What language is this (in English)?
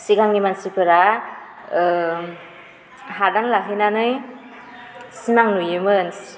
Bodo